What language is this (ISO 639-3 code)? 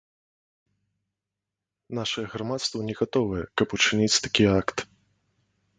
bel